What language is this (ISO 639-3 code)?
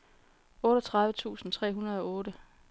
dan